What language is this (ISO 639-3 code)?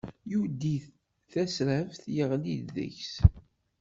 kab